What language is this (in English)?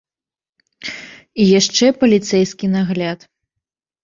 Belarusian